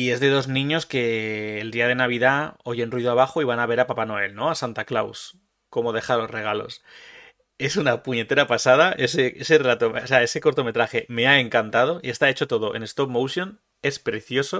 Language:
Spanish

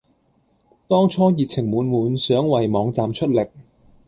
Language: Cantonese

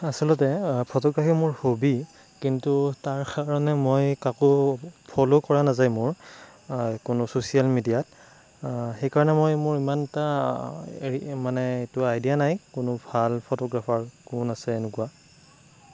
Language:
Assamese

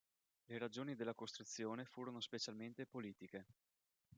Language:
Italian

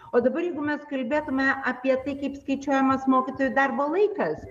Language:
Lithuanian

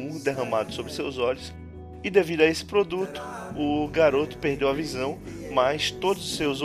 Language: Portuguese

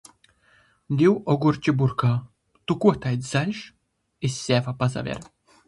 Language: Latgalian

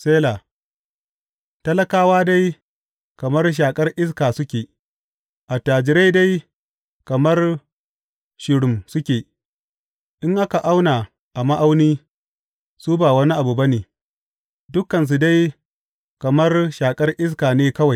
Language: Hausa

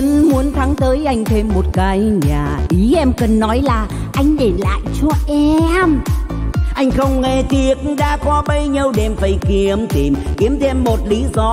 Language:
Vietnamese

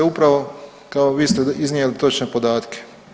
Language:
Croatian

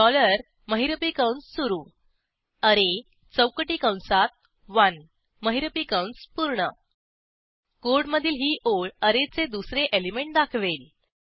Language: Marathi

